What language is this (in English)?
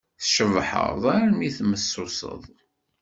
Kabyle